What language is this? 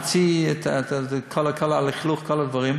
Hebrew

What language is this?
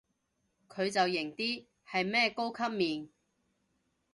Cantonese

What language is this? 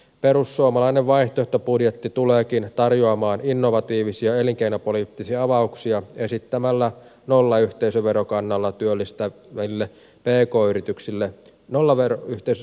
Finnish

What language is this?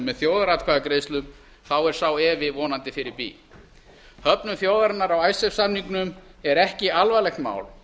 Icelandic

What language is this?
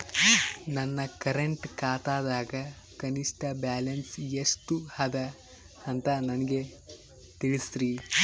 Kannada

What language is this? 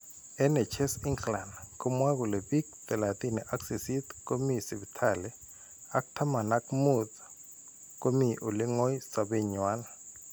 Kalenjin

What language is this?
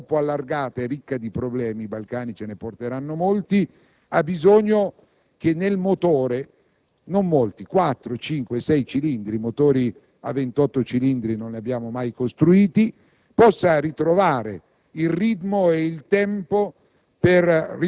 Italian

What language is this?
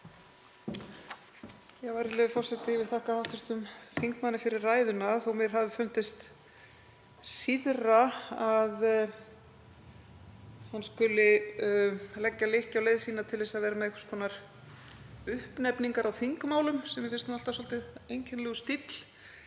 Icelandic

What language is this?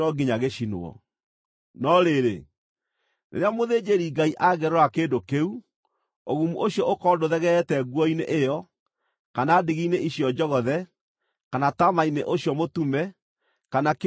Kikuyu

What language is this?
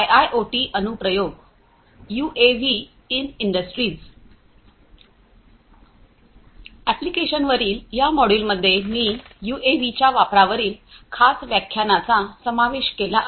Marathi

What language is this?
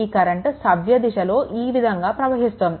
Telugu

